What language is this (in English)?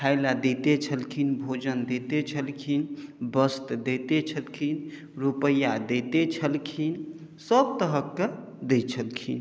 Maithili